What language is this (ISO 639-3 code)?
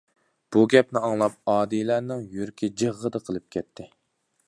uig